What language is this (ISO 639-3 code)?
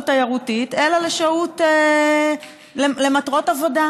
heb